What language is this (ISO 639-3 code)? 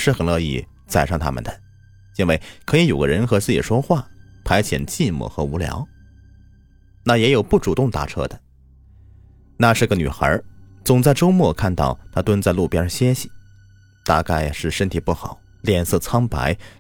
zho